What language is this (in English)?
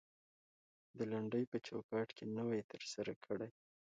Pashto